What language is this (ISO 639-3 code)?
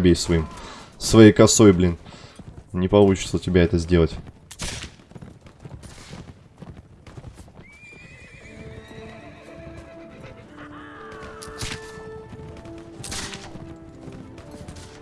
rus